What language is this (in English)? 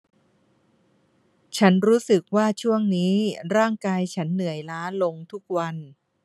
Thai